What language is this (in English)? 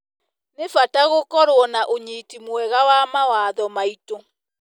Kikuyu